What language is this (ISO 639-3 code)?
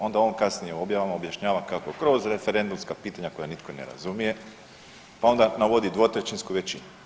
hrv